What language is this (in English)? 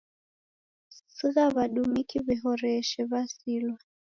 Taita